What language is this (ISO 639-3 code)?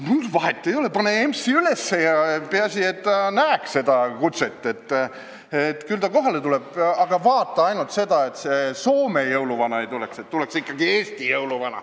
est